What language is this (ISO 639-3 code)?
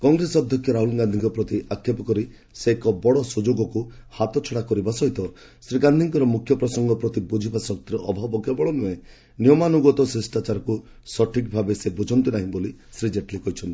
ori